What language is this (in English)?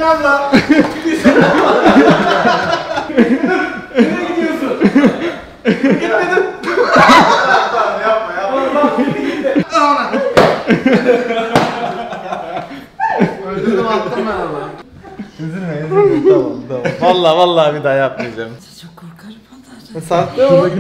Turkish